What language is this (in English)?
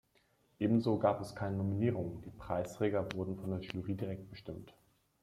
German